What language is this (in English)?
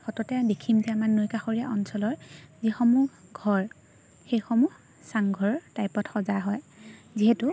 Assamese